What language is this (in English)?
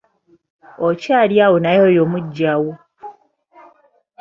Ganda